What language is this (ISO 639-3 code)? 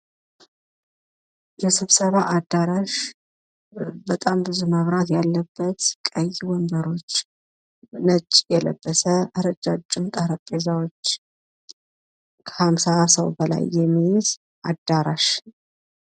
amh